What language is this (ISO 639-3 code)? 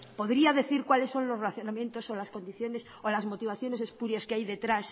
spa